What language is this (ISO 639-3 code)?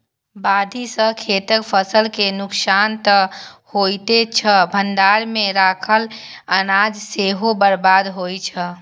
mai